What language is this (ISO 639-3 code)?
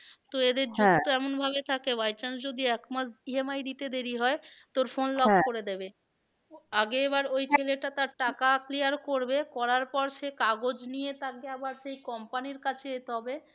ben